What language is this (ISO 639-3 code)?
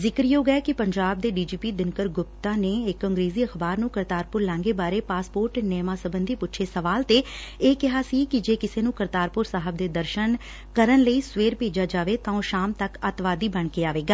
pan